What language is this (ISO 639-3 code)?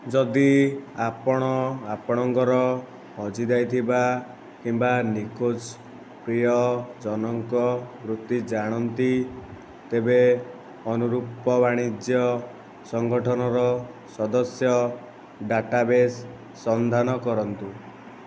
ori